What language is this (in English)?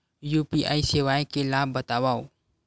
Chhattisgarhi